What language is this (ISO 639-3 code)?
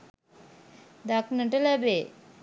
sin